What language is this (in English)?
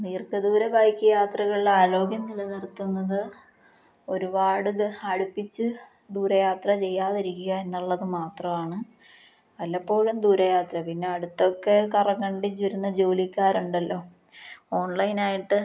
Malayalam